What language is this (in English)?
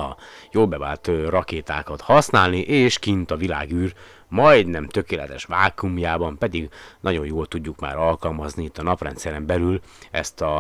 Hungarian